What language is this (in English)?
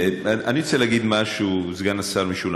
Hebrew